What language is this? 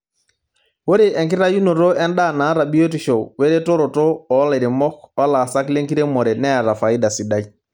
Masai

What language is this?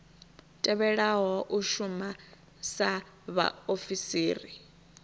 Venda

